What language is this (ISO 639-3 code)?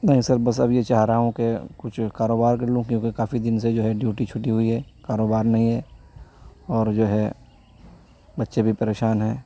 urd